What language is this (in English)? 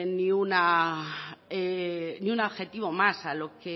Spanish